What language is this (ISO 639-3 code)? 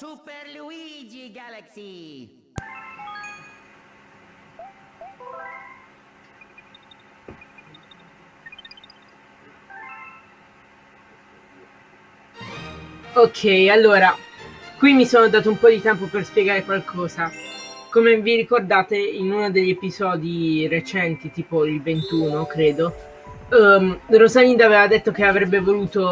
ita